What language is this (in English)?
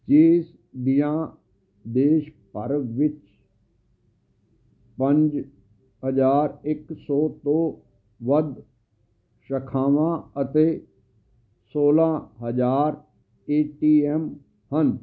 Punjabi